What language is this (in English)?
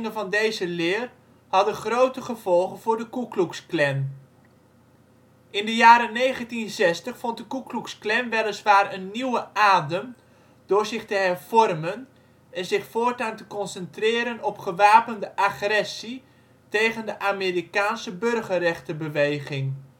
Dutch